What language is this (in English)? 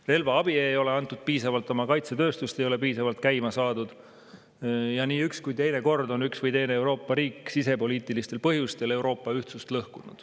Estonian